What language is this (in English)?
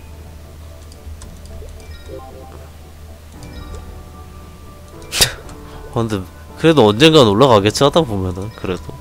Korean